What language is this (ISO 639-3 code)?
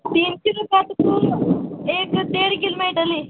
kok